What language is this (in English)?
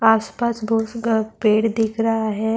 Urdu